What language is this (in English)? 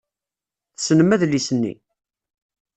Kabyle